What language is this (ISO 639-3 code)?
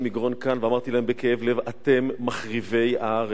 heb